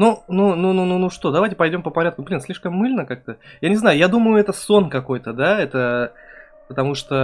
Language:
Russian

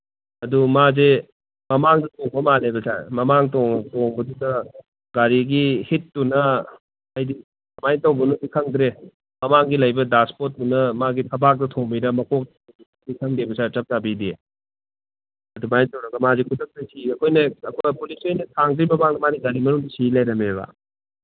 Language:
Manipuri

